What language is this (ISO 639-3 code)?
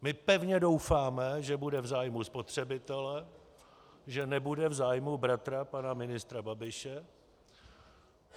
ces